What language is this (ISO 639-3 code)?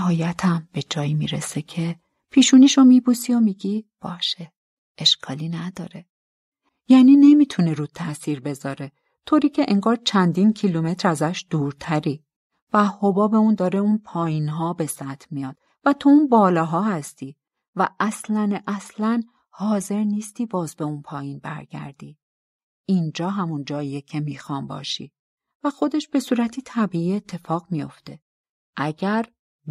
fas